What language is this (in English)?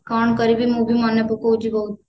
Odia